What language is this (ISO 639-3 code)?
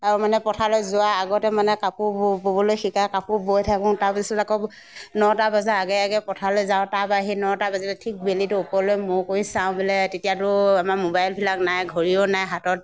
asm